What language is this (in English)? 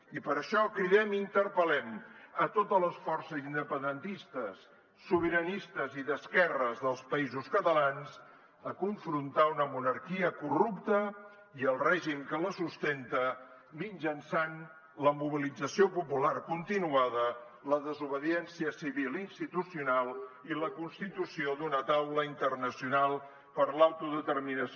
Catalan